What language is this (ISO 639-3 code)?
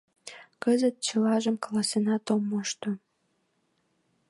chm